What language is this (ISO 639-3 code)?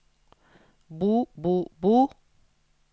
nor